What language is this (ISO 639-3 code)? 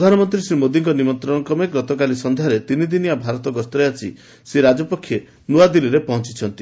ori